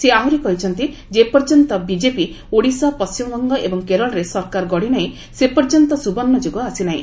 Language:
Odia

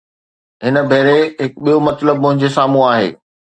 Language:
Sindhi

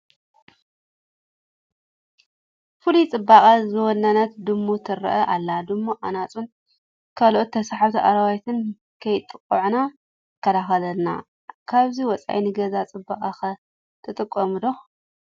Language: Tigrinya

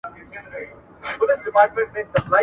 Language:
Pashto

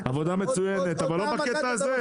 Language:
Hebrew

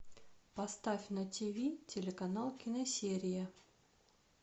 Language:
Russian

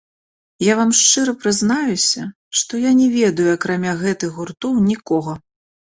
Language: Belarusian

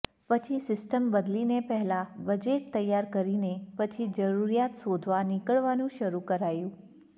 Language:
Gujarati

